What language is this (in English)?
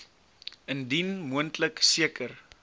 Afrikaans